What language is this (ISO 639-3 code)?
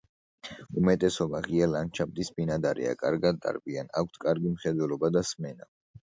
kat